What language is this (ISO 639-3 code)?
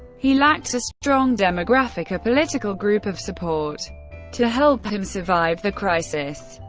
eng